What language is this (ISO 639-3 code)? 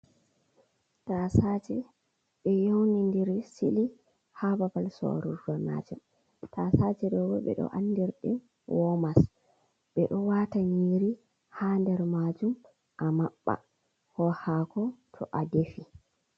ful